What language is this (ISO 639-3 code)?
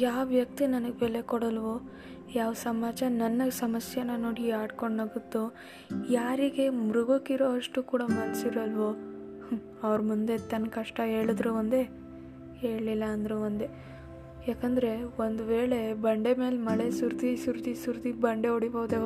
kan